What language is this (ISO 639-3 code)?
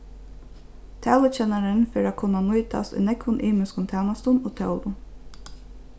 fao